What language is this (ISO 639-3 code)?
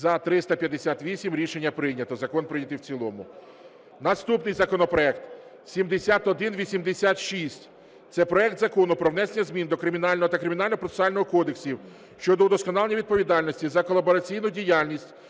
ukr